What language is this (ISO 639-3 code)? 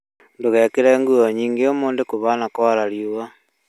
kik